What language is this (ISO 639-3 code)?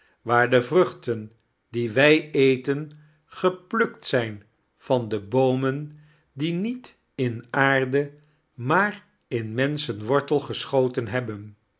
nld